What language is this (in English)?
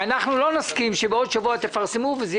Hebrew